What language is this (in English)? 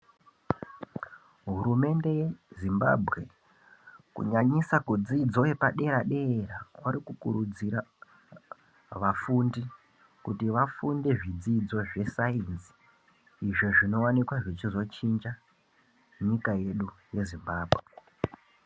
Ndau